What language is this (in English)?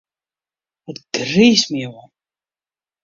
Western Frisian